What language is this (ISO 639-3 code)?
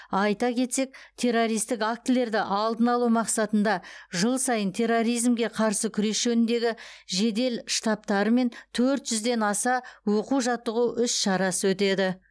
kaz